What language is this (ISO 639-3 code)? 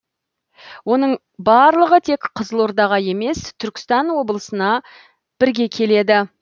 kaz